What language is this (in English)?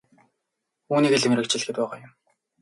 Mongolian